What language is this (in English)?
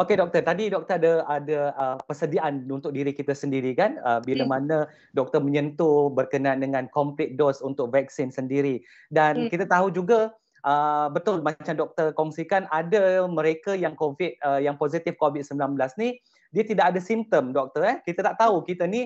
Malay